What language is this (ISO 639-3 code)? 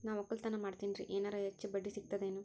kan